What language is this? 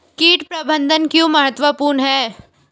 Hindi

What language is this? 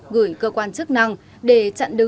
Vietnamese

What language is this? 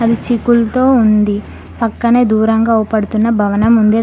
Telugu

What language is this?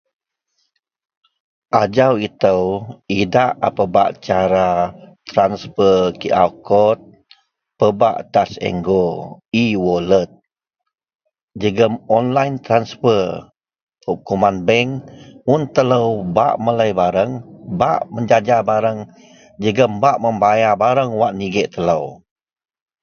Central Melanau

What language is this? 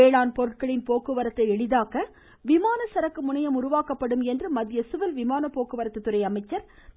Tamil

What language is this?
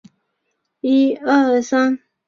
Chinese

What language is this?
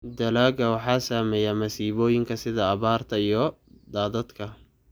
Somali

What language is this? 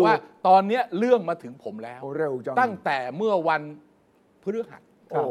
Thai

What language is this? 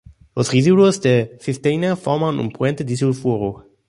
Spanish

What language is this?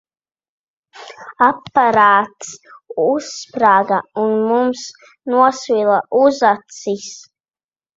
Latvian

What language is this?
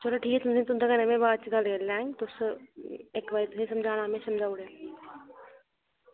Dogri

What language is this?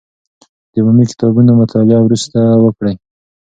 Pashto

